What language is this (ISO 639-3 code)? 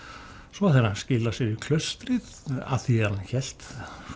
isl